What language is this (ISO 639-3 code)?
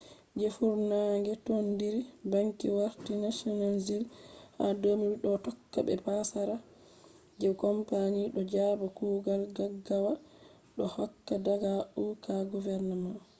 ful